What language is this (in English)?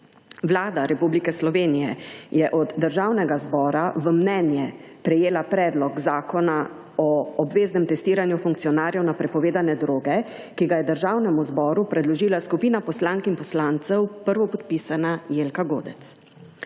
Slovenian